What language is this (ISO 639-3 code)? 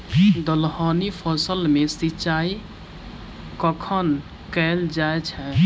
mai